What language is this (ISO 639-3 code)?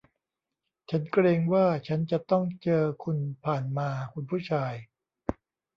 tha